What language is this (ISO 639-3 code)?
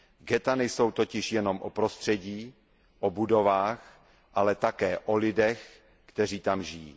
ces